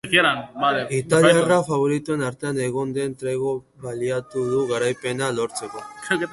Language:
Basque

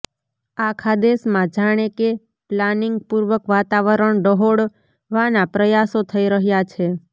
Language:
Gujarati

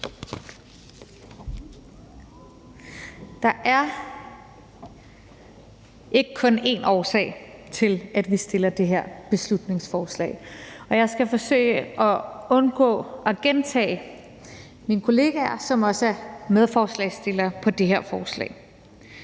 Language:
Danish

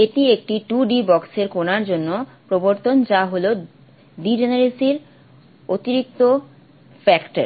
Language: Bangla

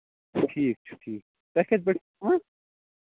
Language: Kashmiri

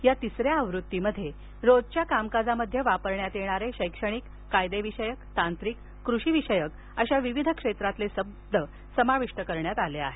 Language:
Marathi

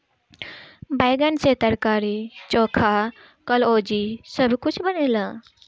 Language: Bhojpuri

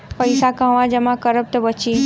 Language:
Bhojpuri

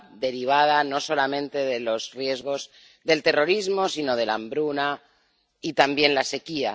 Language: Spanish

